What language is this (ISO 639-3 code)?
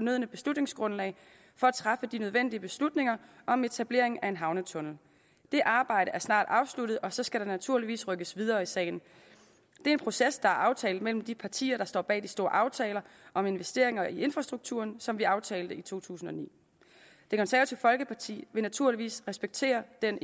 dan